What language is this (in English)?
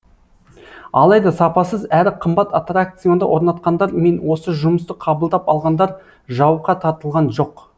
Kazakh